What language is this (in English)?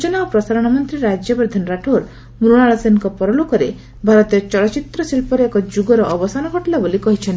Odia